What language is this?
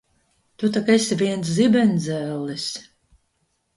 Latvian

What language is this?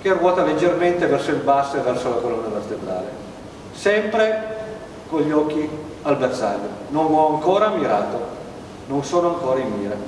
Italian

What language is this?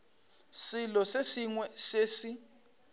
Northern Sotho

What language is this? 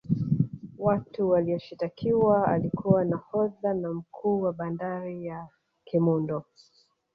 Swahili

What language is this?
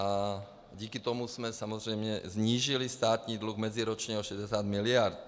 Czech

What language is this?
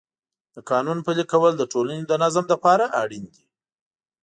Pashto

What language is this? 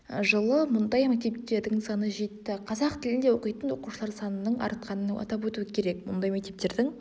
Kazakh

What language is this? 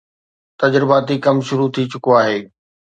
Sindhi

